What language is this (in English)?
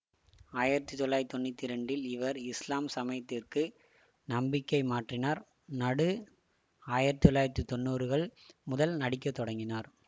Tamil